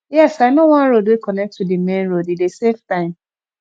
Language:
Nigerian Pidgin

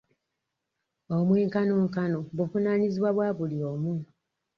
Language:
Ganda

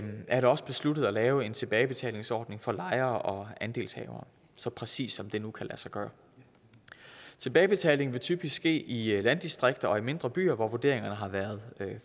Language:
Danish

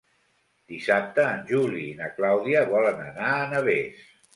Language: Catalan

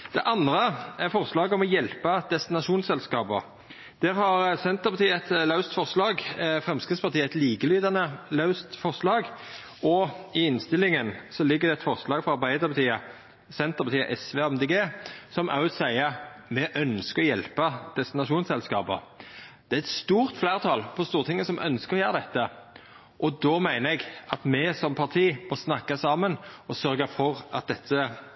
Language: Norwegian Nynorsk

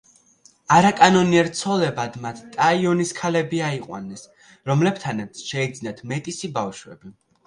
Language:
Georgian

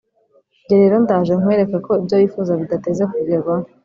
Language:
Kinyarwanda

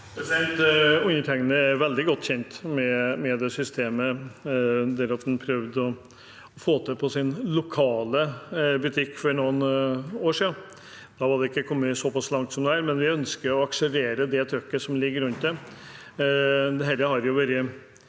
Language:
Norwegian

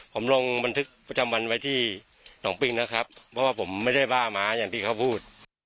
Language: Thai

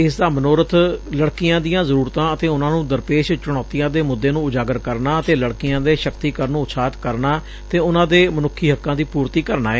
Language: Punjabi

